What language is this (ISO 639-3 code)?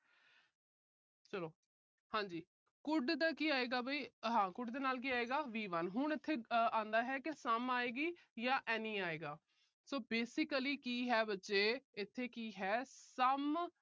pan